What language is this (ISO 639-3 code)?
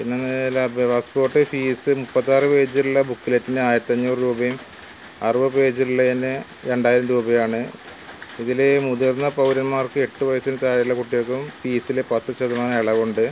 mal